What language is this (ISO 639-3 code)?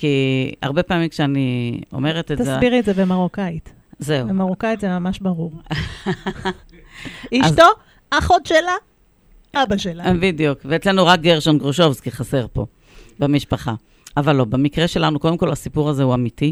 heb